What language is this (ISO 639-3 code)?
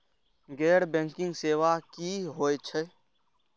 mai